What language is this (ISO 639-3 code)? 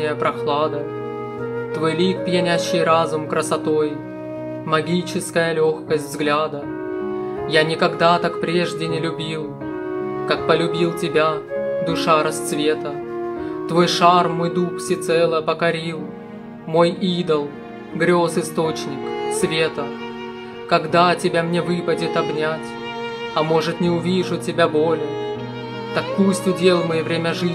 rus